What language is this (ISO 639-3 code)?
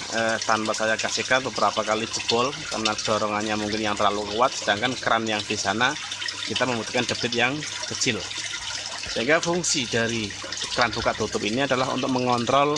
ind